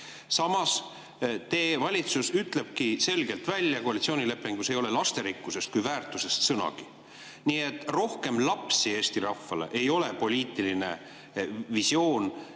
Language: Estonian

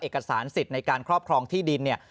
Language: Thai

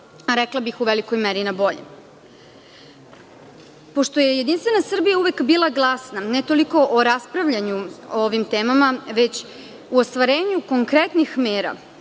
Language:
Serbian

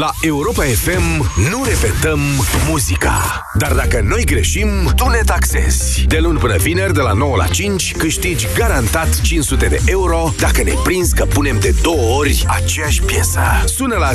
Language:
Romanian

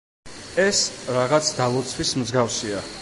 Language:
Georgian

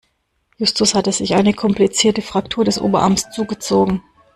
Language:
German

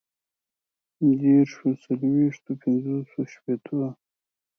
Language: Pashto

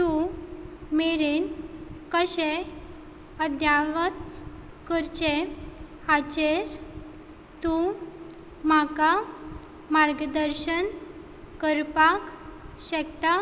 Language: Konkani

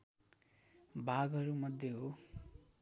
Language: Nepali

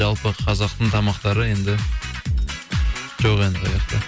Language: Kazakh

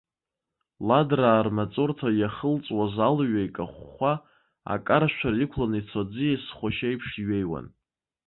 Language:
Abkhazian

